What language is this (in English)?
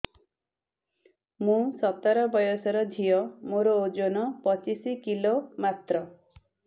Odia